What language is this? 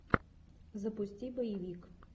Russian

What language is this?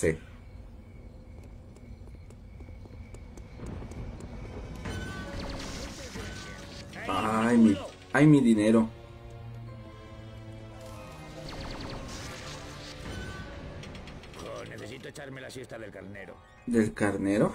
Spanish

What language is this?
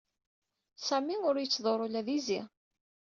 Kabyle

